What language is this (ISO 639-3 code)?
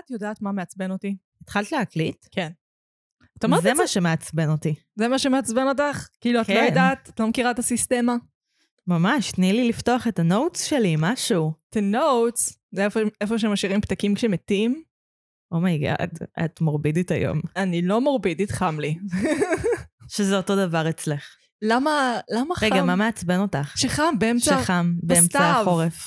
heb